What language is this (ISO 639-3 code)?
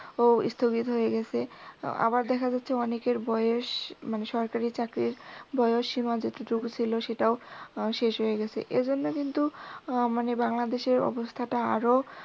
ben